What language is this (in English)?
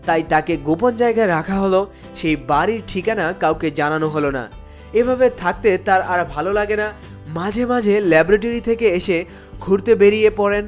Bangla